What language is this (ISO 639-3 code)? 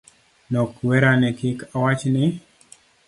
luo